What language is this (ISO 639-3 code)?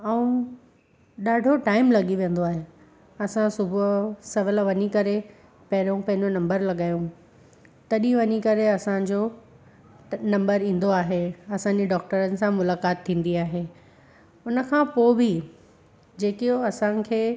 snd